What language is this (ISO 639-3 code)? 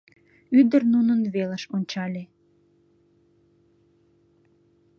chm